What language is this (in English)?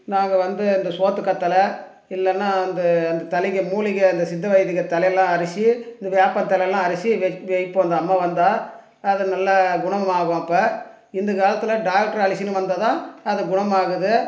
Tamil